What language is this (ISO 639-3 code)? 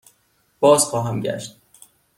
fas